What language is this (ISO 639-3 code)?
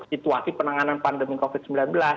ind